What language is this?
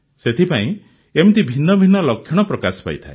Odia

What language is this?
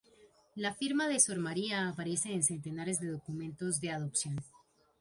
Spanish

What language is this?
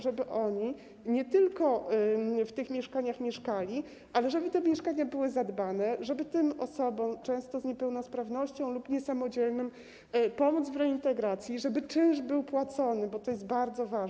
Polish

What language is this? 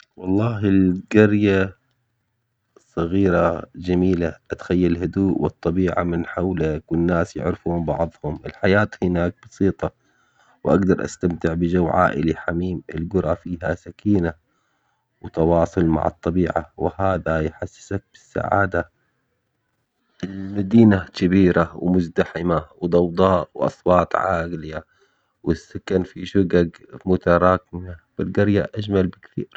Omani Arabic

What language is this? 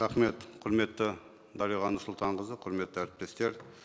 Kazakh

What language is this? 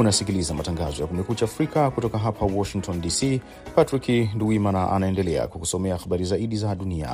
Swahili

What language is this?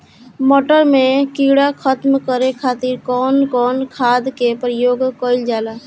Bhojpuri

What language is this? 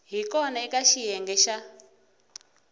Tsonga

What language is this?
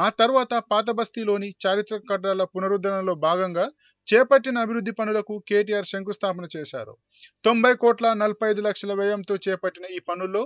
Italian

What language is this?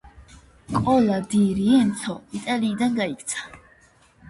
Georgian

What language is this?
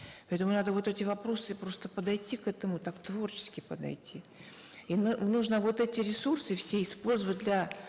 Kazakh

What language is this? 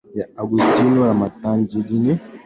Swahili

